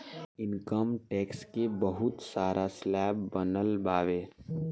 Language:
Bhojpuri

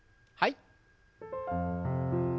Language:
Japanese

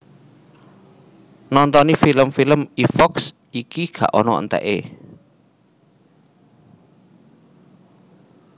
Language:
Javanese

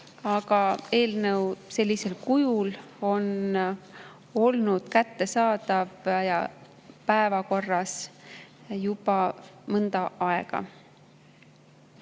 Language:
Estonian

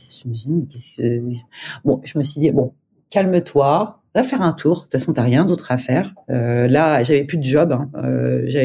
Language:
French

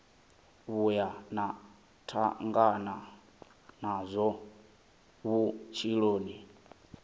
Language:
Venda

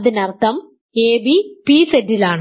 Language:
Malayalam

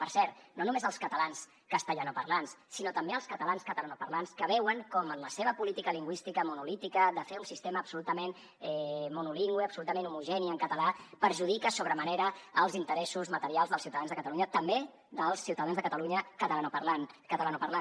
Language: Catalan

